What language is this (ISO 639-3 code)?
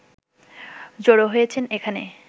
ben